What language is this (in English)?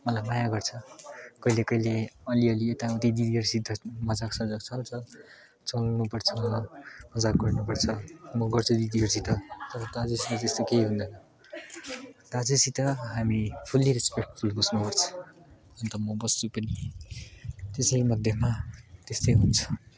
Nepali